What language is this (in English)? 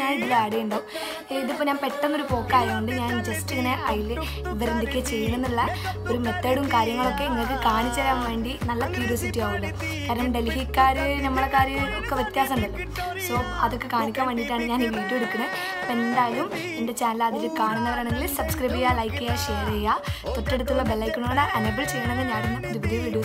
Hindi